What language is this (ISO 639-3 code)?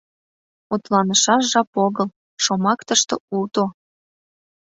chm